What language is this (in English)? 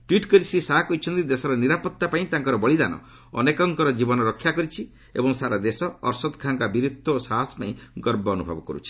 Odia